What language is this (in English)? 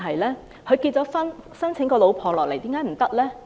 Cantonese